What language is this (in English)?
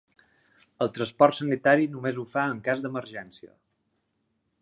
Catalan